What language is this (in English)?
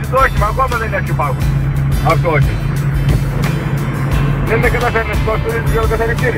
Greek